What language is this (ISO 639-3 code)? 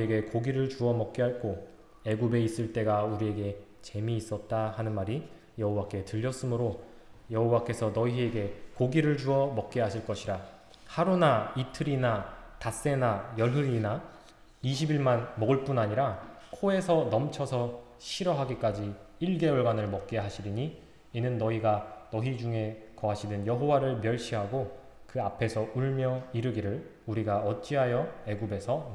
kor